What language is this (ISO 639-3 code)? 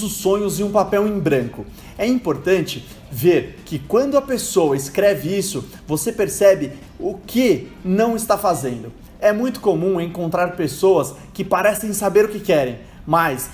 por